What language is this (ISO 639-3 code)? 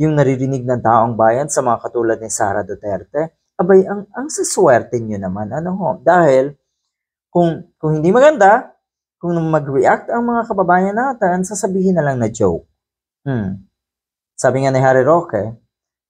fil